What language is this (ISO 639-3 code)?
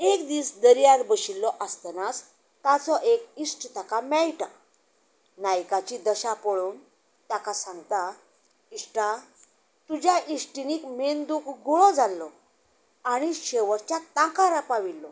kok